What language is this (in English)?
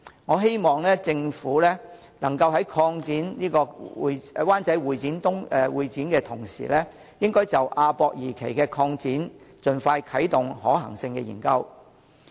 Cantonese